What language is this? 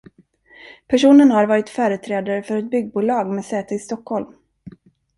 Swedish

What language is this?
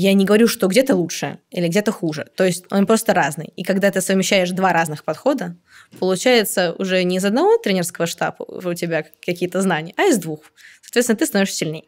Russian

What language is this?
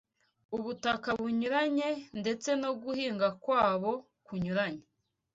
Kinyarwanda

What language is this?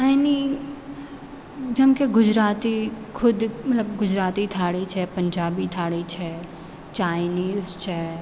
Gujarati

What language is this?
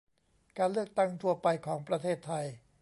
Thai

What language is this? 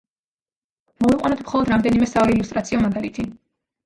Georgian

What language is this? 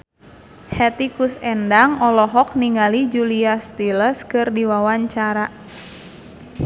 Sundanese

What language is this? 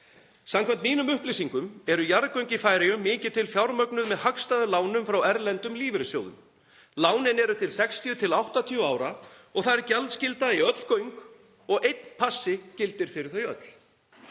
Icelandic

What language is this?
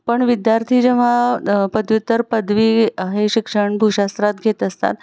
Marathi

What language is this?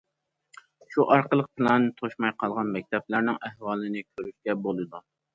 Uyghur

